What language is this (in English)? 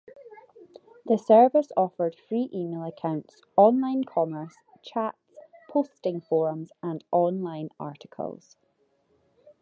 English